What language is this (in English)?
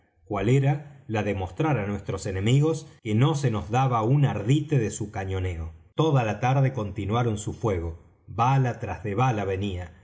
Spanish